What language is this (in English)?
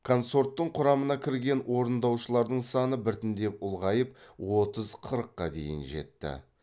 Kazakh